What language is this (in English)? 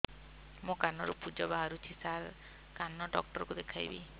Odia